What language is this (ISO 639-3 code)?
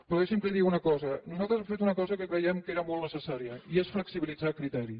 cat